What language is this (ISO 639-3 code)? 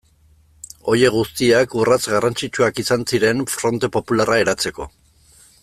eus